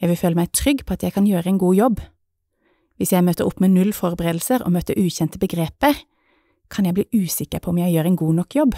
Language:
Norwegian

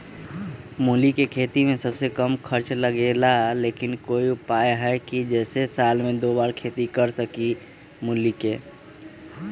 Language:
Magahi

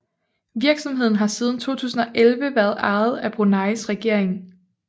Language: Danish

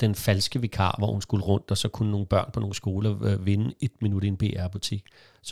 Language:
Danish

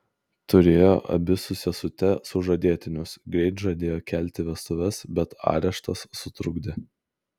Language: Lithuanian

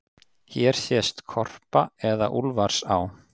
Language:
Icelandic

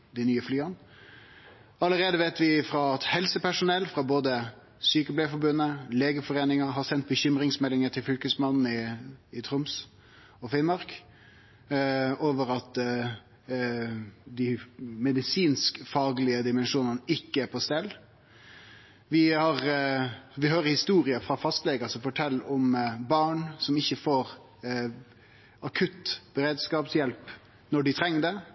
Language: Norwegian Nynorsk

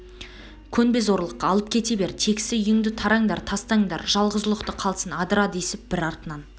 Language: Kazakh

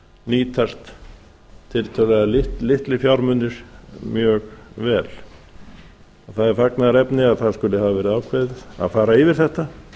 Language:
Icelandic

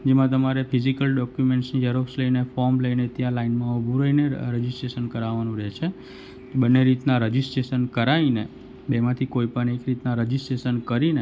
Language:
Gujarati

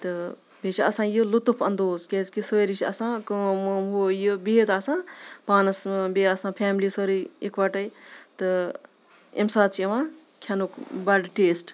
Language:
Kashmiri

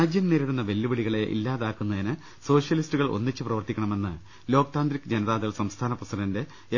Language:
Malayalam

